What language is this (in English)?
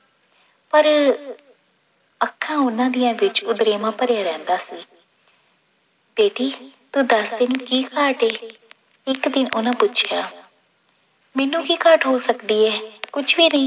Punjabi